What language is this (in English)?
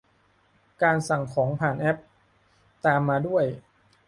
Thai